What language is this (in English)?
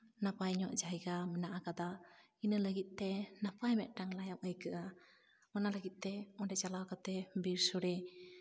Santali